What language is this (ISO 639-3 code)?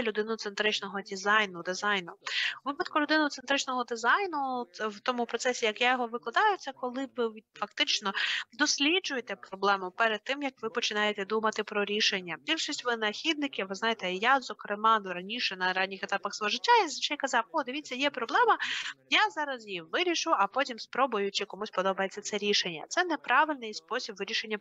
ukr